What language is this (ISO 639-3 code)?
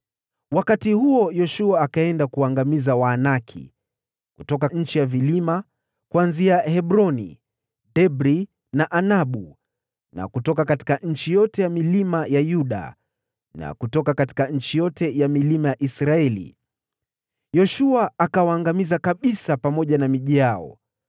swa